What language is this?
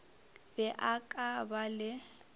Northern Sotho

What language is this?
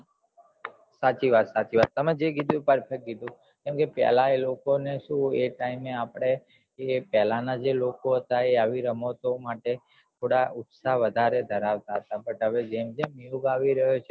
Gujarati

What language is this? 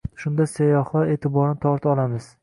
Uzbek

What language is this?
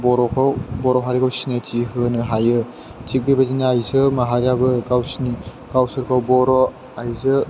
Bodo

